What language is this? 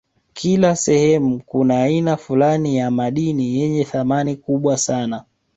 Swahili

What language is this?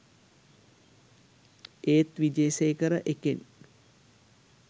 Sinhala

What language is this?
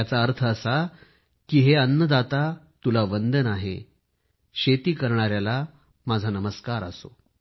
Marathi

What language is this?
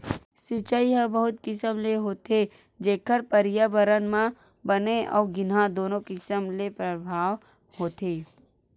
Chhattisgarhi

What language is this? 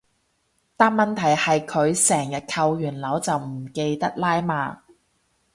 Cantonese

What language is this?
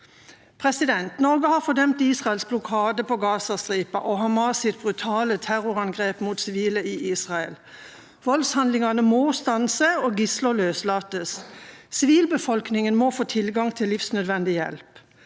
Norwegian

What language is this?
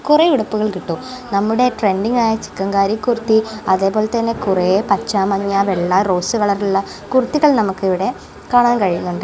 Malayalam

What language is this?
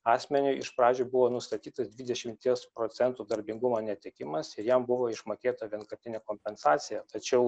Lithuanian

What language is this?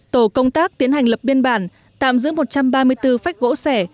Vietnamese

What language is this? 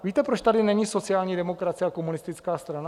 Czech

